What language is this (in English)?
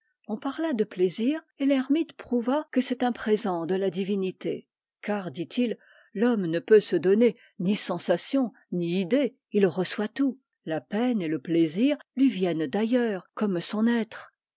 French